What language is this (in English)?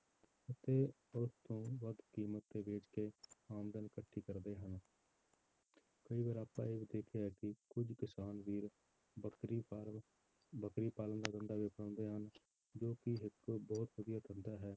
Punjabi